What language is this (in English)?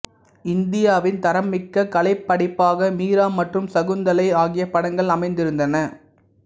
Tamil